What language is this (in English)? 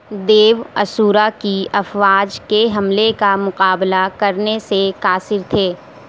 Urdu